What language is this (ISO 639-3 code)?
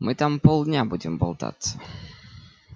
rus